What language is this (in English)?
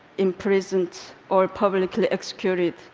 English